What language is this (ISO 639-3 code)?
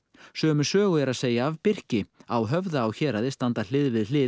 isl